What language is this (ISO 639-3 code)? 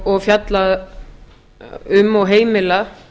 isl